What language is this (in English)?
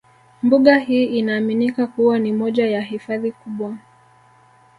Swahili